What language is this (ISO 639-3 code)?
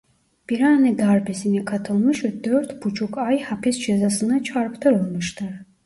tur